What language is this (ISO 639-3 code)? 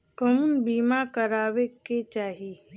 bho